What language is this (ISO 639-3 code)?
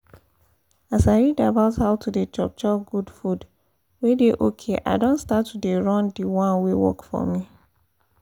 pcm